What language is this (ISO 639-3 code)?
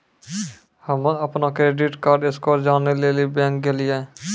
mai